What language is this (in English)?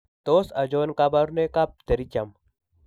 Kalenjin